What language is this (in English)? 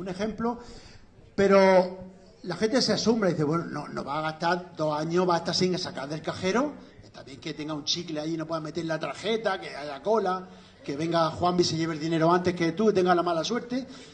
Spanish